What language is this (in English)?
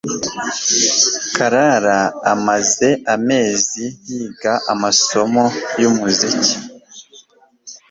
Kinyarwanda